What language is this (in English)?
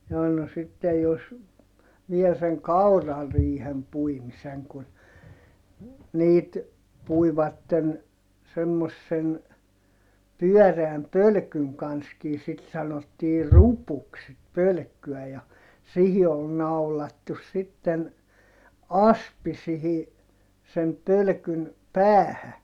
Finnish